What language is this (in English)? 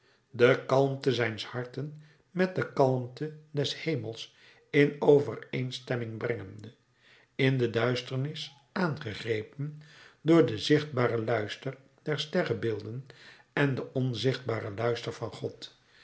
Dutch